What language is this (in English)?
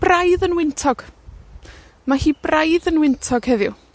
Welsh